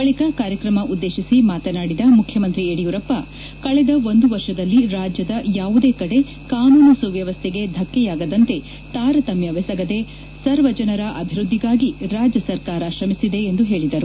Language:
Kannada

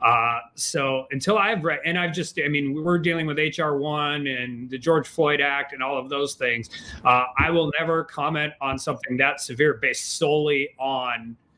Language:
English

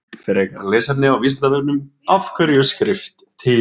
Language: Icelandic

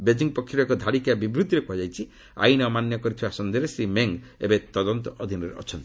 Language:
Odia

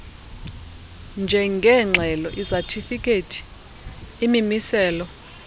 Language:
Xhosa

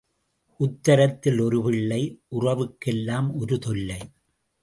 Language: Tamil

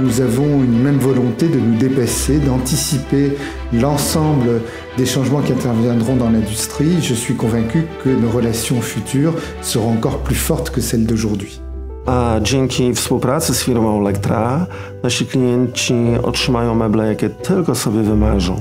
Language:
Polish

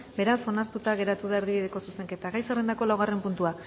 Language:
Basque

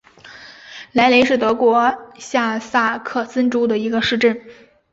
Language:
Chinese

